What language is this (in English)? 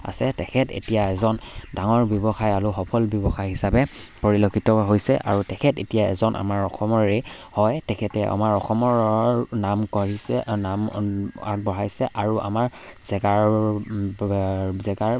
Assamese